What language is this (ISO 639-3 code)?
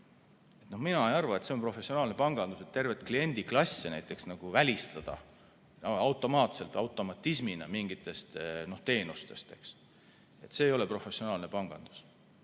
est